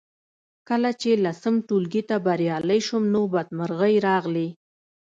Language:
Pashto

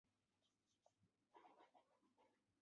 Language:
Chinese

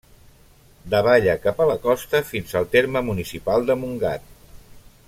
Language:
Catalan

